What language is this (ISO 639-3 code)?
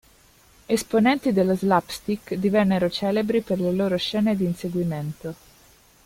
ita